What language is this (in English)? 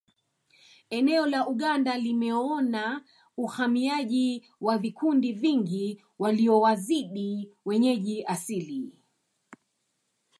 Swahili